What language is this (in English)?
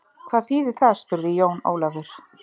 Icelandic